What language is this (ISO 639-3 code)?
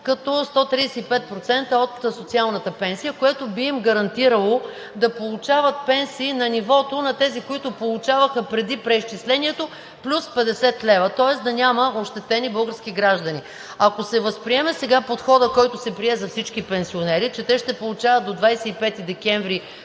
bul